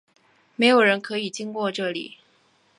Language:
Chinese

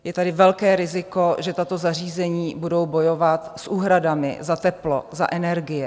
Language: Czech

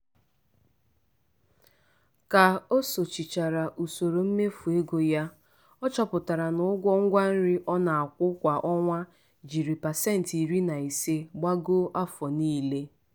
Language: Igbo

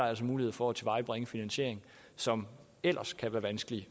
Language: Danish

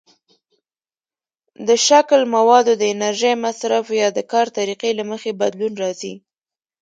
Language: Pashto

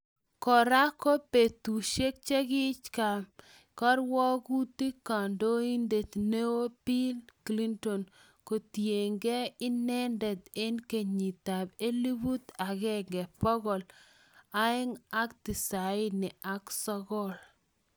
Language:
Kalenjin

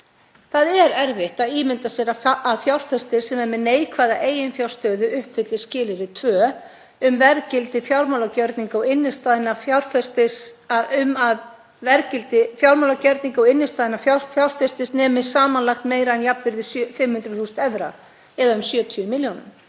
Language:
Icelandic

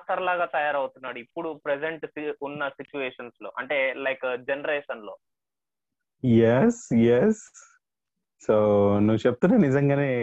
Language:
Telugu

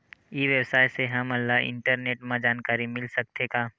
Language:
Chhattisgarhi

